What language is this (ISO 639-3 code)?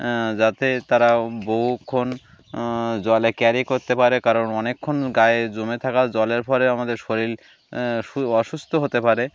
ben